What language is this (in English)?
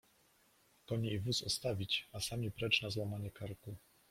Polish